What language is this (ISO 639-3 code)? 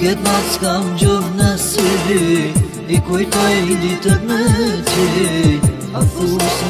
ara